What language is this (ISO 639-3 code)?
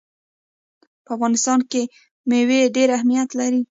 pus